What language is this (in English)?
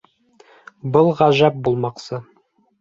Bashkir